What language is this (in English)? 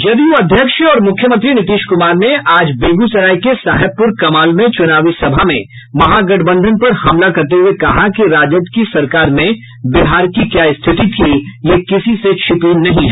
Hindi